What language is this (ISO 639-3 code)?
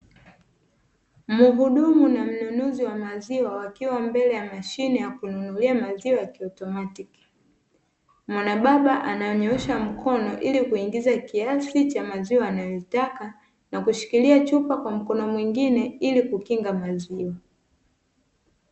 swa